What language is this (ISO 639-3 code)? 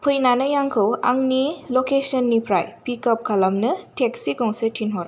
brx